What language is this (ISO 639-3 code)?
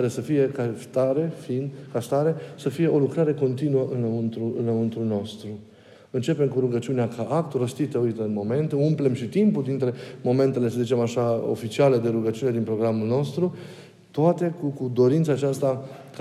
ron